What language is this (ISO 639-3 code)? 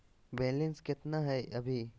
mag